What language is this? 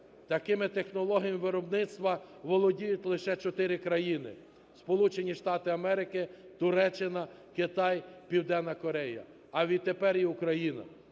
Ukrainian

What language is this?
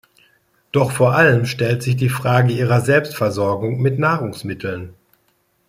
German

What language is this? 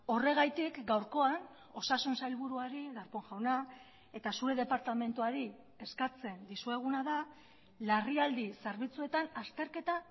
Basque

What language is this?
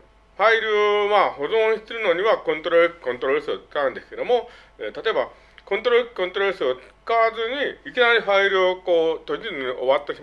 Japanese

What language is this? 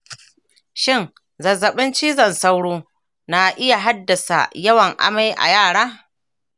Hausa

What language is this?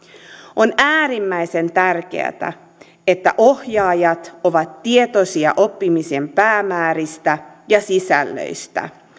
Finnish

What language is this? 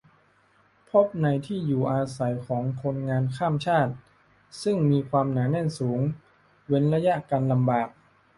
Thai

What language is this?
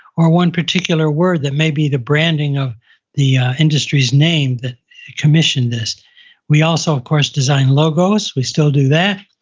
English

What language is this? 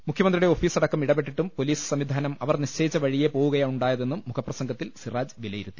Malayalam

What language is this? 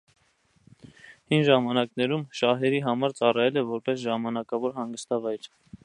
Armenian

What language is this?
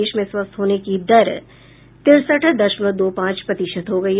Hindi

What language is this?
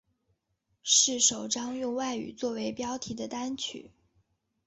Chinese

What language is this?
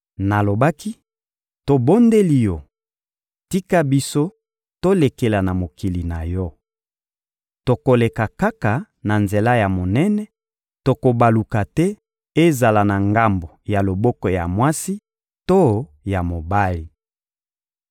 Lingala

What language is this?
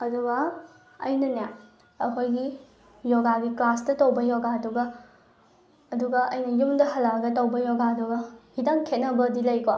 Manipuri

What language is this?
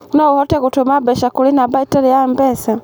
Kikuyu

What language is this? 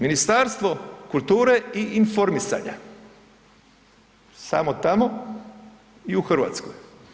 Croatian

